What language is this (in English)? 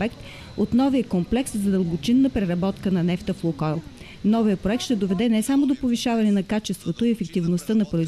Bulgarian